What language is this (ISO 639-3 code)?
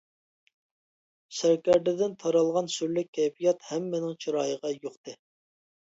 uig